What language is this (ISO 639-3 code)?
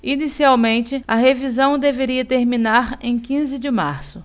por